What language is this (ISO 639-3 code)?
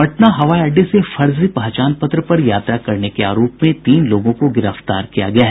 hin